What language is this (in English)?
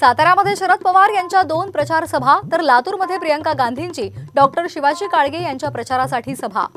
Marathi